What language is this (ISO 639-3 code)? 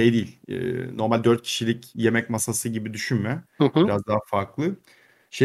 tur